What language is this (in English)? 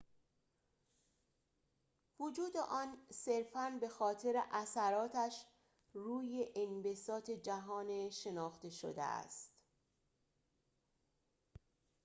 Persian